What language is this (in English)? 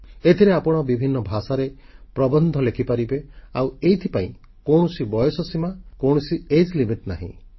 Odia